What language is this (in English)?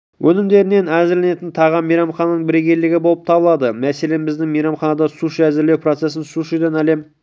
Kazakh